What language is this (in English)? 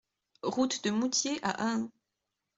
French